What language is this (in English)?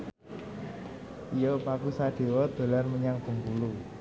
Javanese